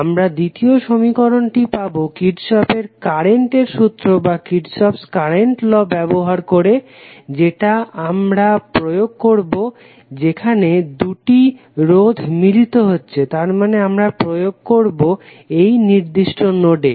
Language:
Bangla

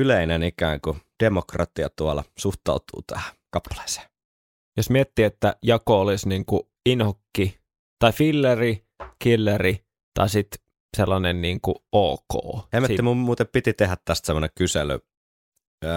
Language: Finnish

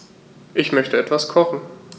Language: German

